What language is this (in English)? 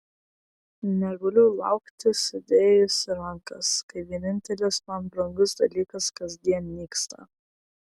Lithuanian